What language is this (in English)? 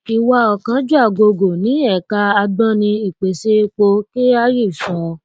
Yoruba